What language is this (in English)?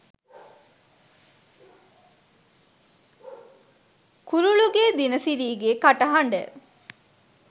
Sinhala